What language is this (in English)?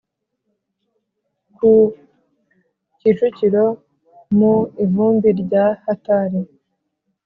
Kinyarwanda